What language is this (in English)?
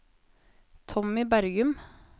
Norwegian